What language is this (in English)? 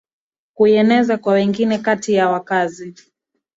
Swahili